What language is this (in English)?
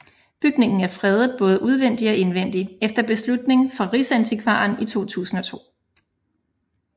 Danish